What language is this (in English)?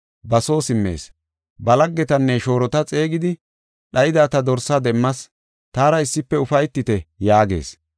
Gofa